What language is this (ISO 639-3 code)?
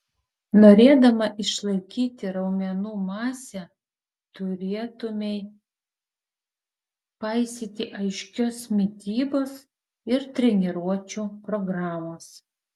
lit